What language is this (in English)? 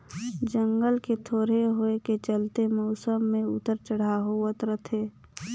Chhattisgarhi